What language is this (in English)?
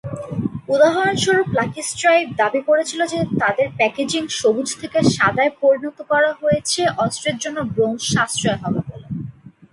Bangla